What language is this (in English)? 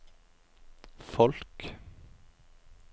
Norwegian